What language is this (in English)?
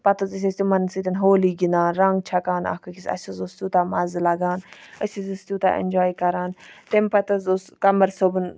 Kashmiri